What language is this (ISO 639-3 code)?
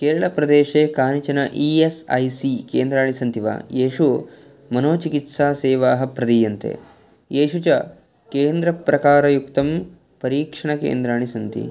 san